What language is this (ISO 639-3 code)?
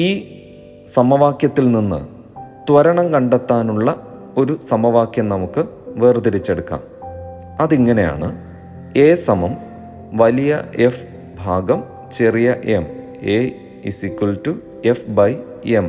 mal